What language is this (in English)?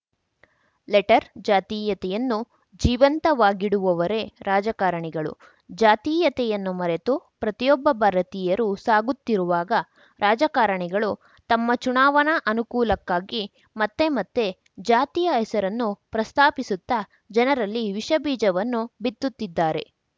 Kannada